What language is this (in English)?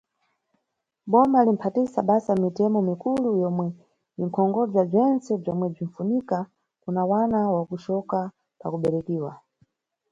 Nyungwe